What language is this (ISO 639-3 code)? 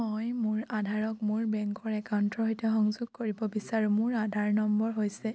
asm